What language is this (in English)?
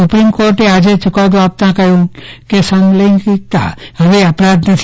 Gujarati